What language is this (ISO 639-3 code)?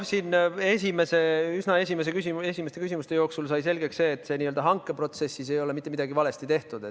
est